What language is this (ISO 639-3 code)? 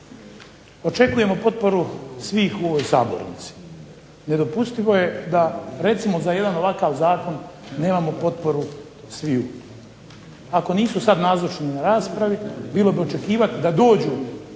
hrv